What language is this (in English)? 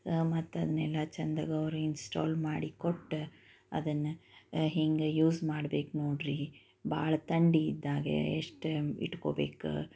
Kannada